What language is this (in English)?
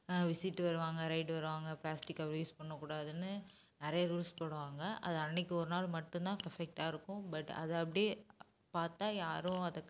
Tamil